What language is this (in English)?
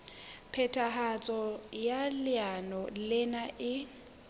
Southern Sotho